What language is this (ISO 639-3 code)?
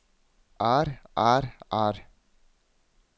nor